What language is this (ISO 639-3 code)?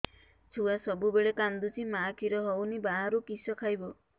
ori